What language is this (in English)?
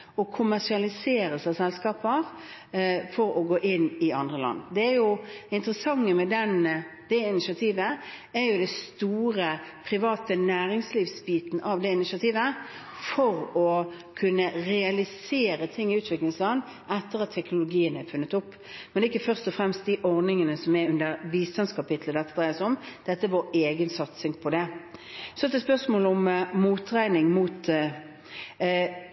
Norwegian Bokmål